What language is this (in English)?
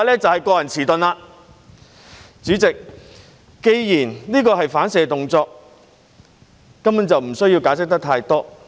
Cantonese